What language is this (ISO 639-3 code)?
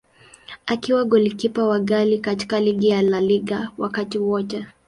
swa